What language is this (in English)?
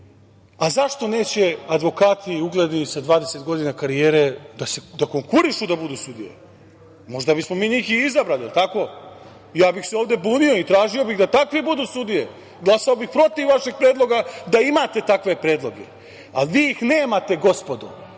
Serbian